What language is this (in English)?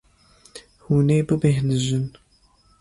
Kurdish